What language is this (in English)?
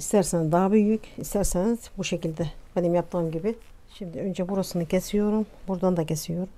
Turkish